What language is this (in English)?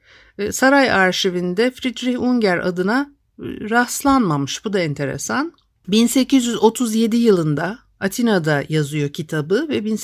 Turkish